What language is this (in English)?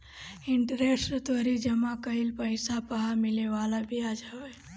Bhojpuri